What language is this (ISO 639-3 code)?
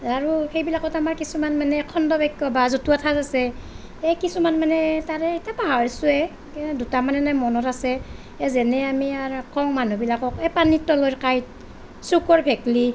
asm